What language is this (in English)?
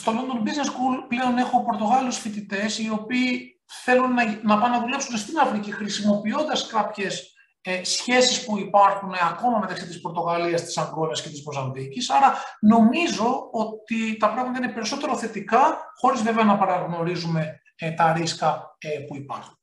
Greek